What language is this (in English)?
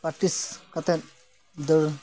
Santali